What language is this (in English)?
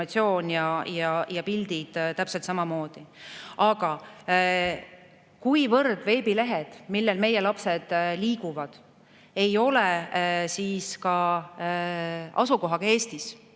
Estonian